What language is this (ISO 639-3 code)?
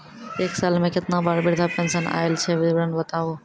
mai